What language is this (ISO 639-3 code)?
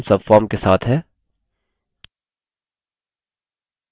hin